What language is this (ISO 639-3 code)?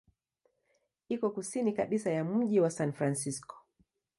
swa